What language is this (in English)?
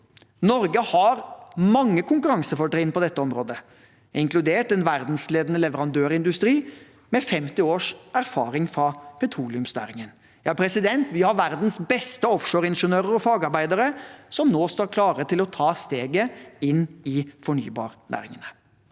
Norwegian